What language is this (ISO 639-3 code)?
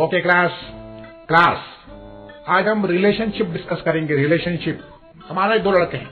hin